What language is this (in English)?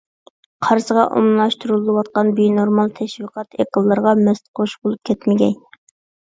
Uyghur